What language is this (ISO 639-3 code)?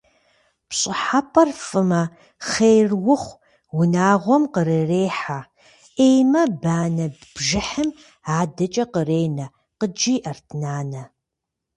kbd